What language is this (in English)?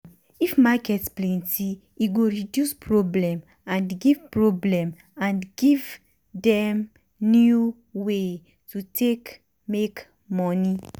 Nigerian Pidgin